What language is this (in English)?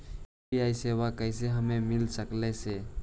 Magahi